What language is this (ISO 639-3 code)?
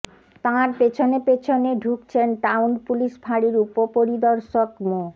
ben